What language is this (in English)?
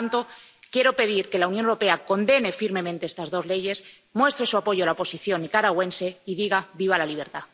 Spanish